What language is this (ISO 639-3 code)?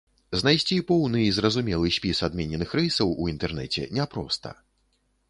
bel